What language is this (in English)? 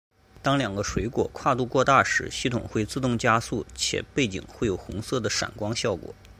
Chinese